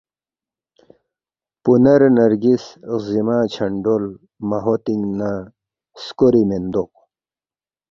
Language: Balti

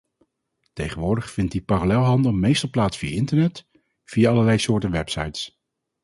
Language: Dutch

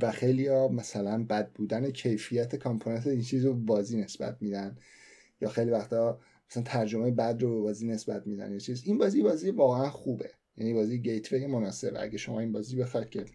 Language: Persian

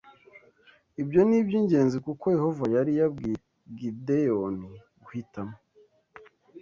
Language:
Kinyarwanda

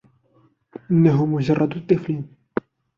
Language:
Arabic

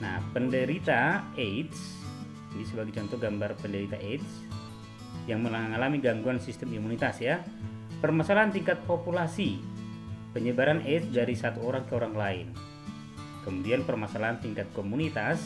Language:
Indonesian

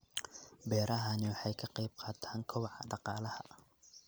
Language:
Somali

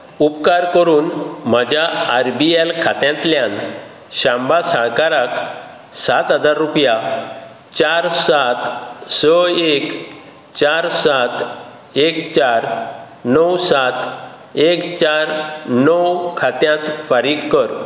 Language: Konkani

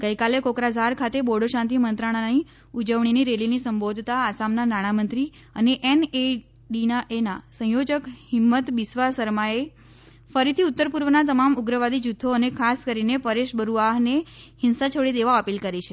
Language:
Gujarati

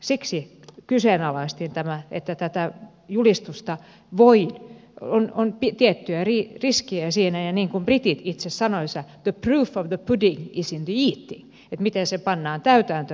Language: Finnish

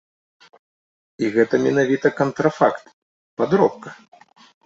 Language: Belarusian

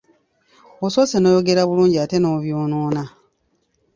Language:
Ganda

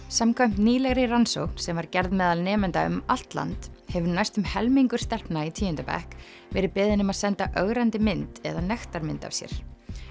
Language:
Icelandic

